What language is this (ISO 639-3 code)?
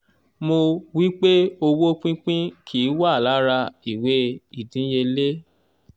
yor